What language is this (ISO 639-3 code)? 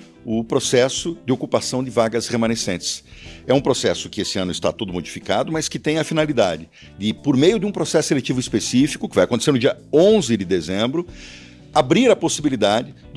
por